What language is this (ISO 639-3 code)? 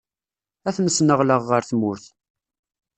kab